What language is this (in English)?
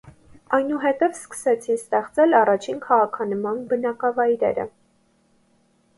Armenian